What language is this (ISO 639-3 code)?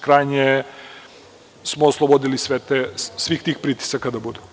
srp